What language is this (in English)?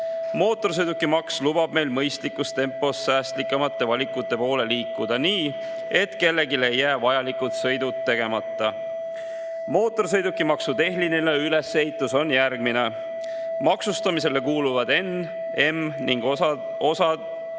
Estonian